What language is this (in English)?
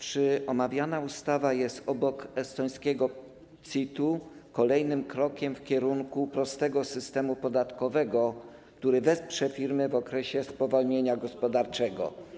Polish